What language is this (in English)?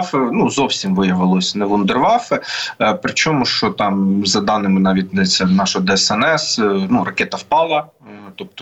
Ukrainian